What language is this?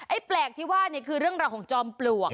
Thai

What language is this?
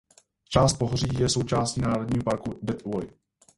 Czech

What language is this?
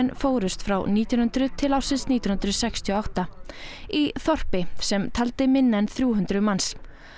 Icelandic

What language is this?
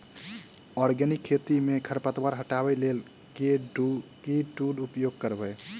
Maithili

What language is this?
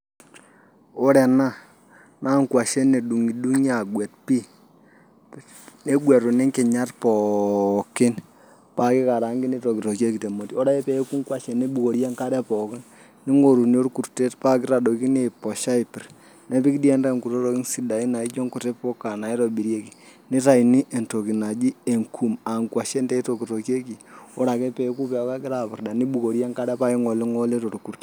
Masai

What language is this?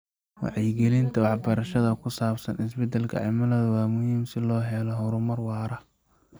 Somali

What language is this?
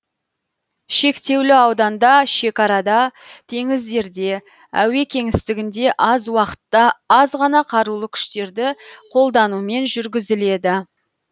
Kazakh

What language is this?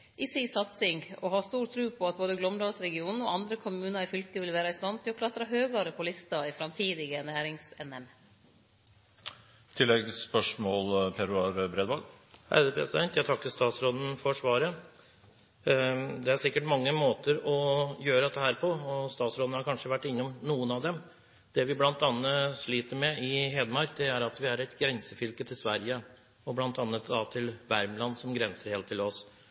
Norwegian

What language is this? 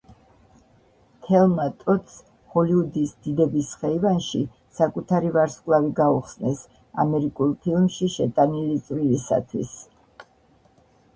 Georgian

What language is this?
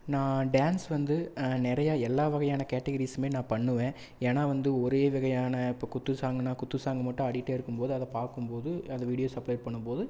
Tamil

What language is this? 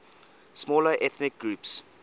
English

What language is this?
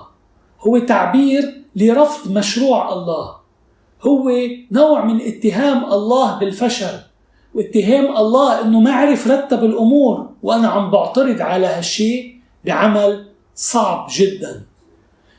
Arabic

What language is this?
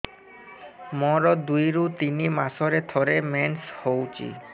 Odia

